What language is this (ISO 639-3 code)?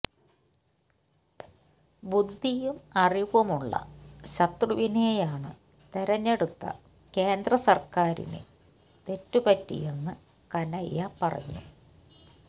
mal